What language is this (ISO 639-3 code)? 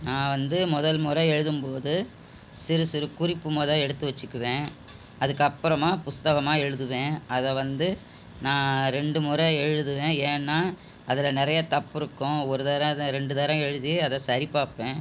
tam